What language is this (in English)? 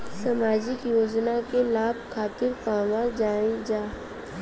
Bhojpuri